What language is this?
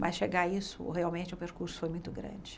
Portuguese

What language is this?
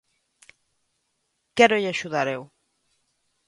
Galician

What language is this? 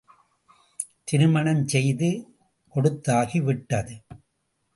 Tamil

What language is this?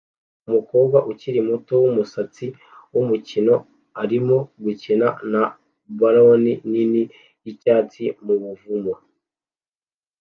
Kinyarwanda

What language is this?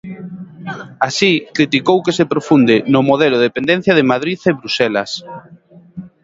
Galician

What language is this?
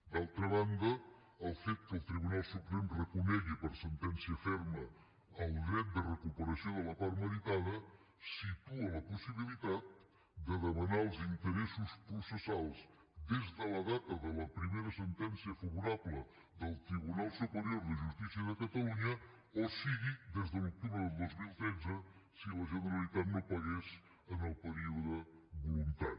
Catalan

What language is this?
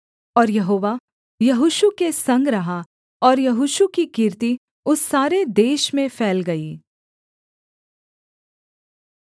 Hindi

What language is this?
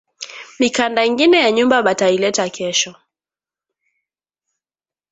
Swahili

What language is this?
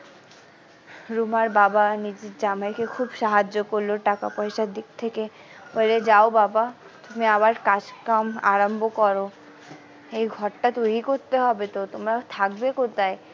Bangla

